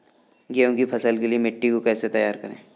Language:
Hindi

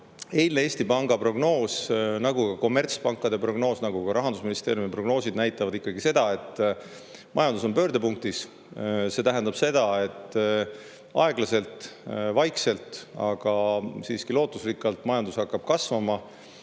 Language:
Estonian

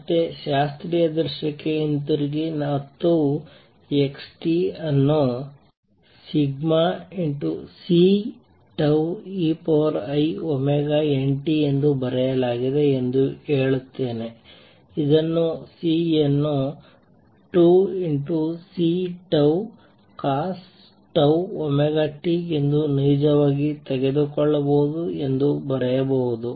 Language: Kannada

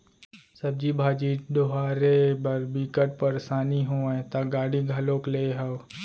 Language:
Chhattisgarhi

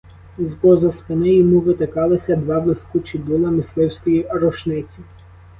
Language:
Ukrainian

